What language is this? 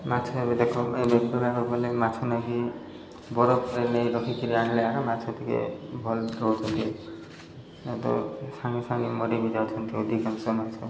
Odia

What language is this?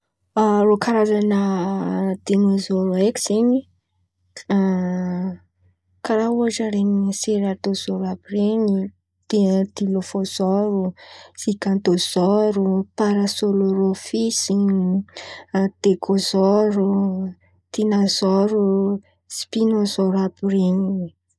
Antankarana Malagasy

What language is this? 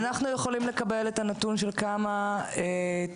Hebrew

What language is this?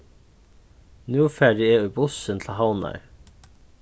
Faroese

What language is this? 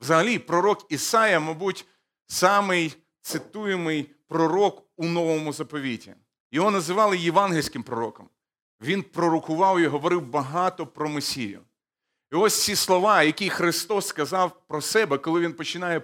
Ukrainian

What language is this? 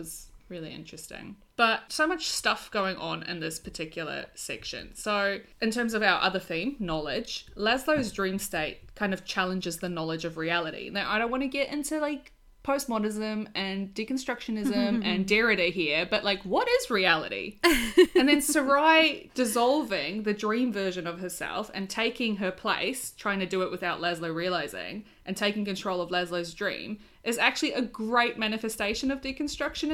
English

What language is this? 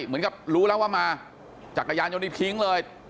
Thai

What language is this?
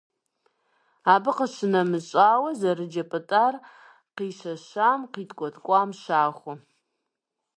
Kabardian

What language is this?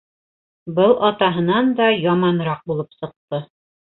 Bashkir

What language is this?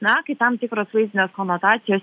Lithuanian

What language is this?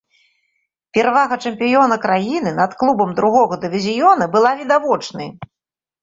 Belarusian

